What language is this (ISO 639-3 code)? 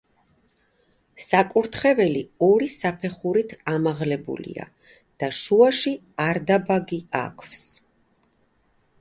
kat